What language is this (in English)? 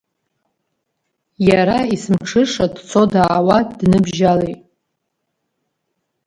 Abkhazian